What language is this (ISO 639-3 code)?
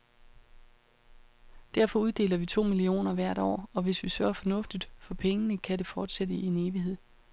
dan